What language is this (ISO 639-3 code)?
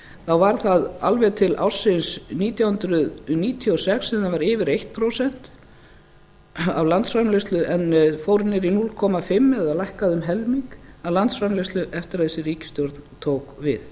isl